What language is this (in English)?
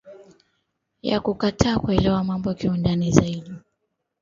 Swahili